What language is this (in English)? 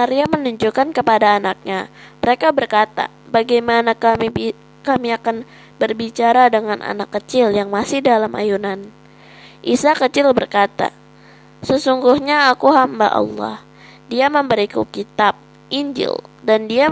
Indonesian